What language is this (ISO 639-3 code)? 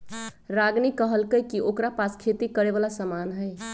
mag